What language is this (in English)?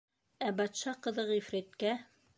Bashkir